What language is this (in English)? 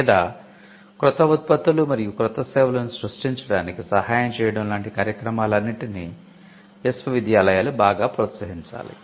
Telugu